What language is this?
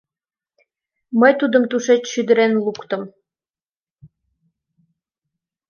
Mari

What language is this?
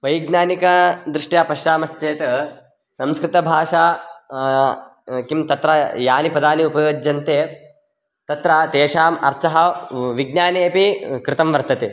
Sanskrit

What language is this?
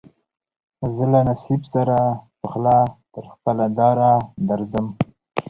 Pashto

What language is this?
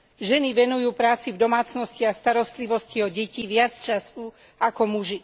Slovak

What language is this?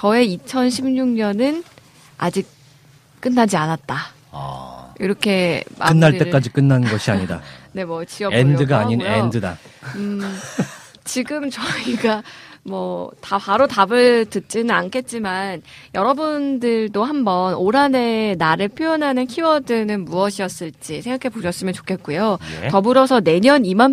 Korean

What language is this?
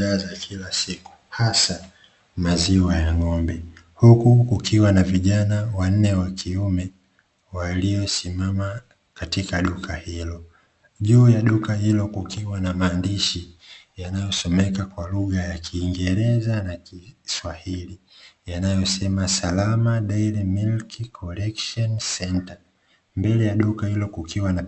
Swahili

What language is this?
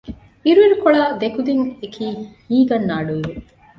Divehi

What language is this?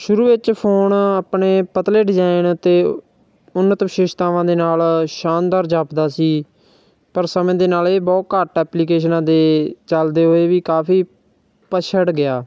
Punjabi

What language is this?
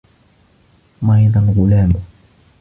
Arabic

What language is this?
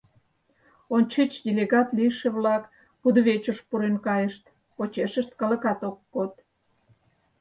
Mari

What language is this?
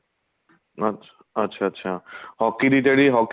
Punjabi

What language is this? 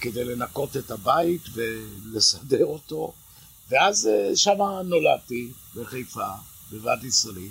Hebrew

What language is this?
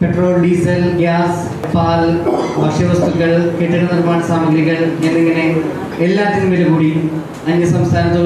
Czech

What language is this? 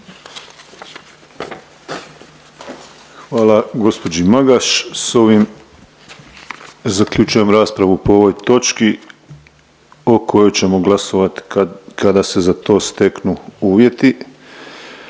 Croatian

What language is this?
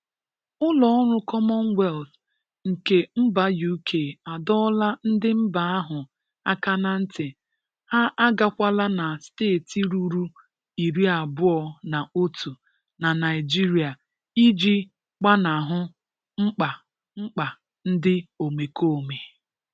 Igbo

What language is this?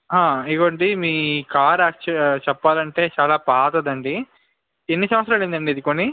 Telugu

